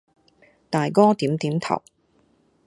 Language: Cantonese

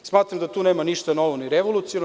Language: Serbian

